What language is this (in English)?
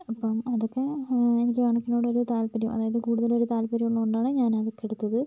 Malayalam